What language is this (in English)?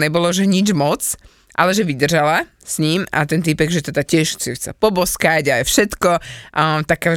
Slovak